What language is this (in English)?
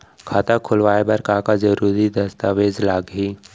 Chhattisgarhi